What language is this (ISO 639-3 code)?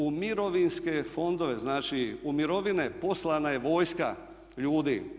hrv